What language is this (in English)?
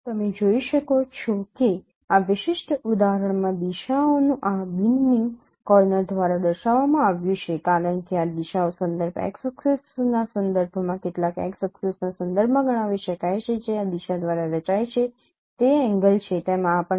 Gujarati